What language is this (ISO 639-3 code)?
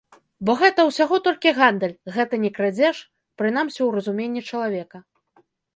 bel